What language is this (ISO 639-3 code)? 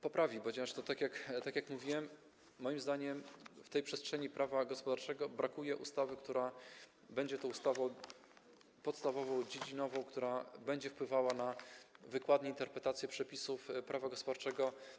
pol